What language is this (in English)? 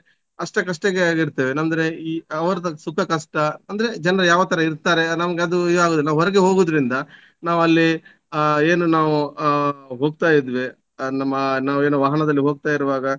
Kannada